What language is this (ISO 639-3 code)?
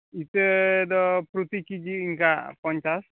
sat